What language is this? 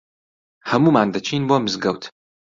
Central Kurdish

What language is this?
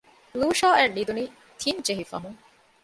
Divehi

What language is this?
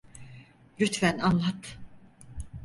Turkish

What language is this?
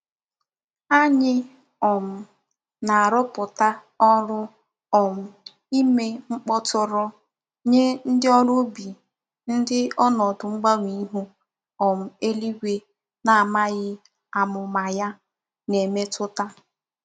Igbo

